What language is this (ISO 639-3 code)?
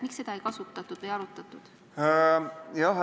est